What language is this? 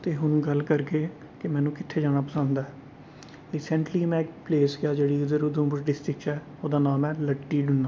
Dogri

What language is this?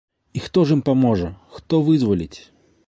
Belarusian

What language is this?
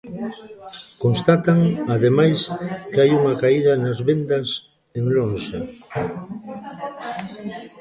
Galician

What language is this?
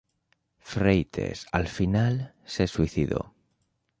Spanish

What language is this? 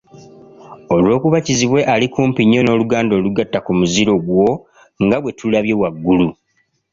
Ganda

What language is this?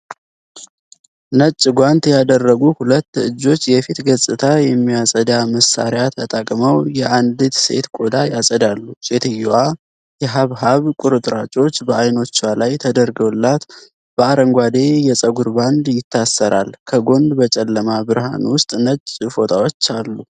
Amharic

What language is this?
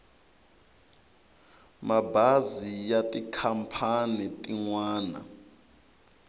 Tsonga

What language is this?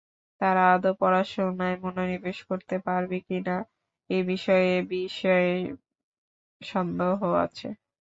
Bangla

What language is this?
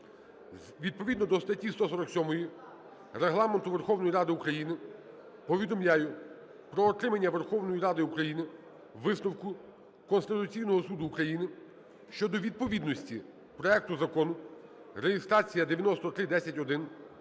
Ukrainian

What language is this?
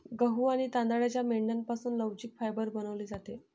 Marathi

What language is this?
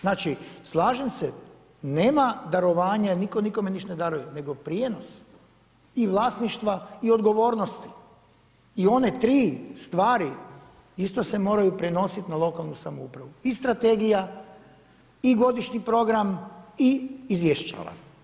Croatian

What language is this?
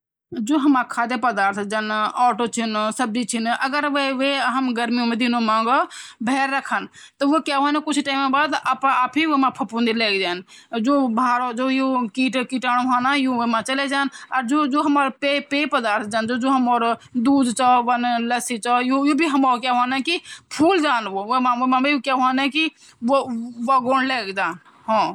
Garhwali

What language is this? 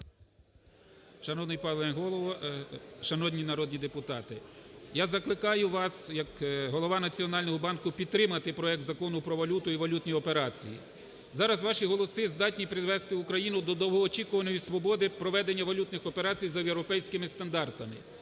Ukrainian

